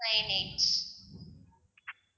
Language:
Tamil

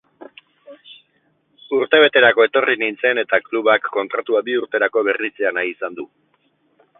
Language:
Basque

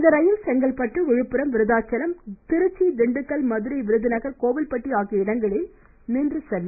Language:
Tamil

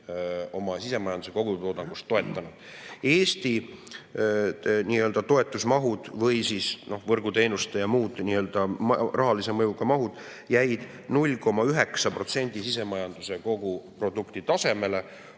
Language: Estonian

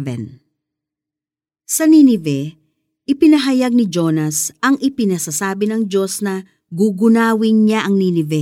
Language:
Filipino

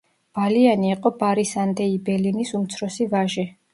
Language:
Georgian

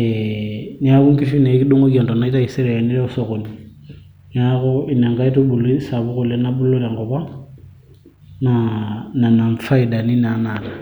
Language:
Masai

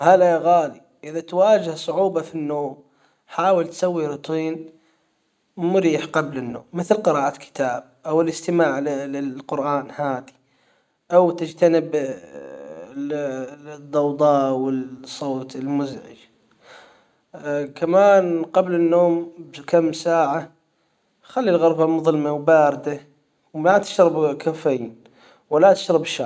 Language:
Hijazi Arabic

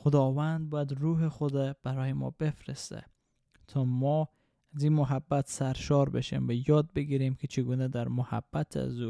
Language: Persian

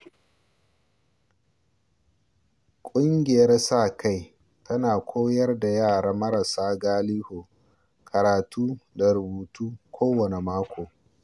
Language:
Hausa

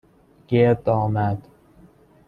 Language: Persian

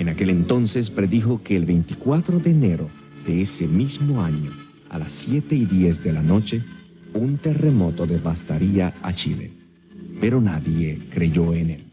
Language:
Spanish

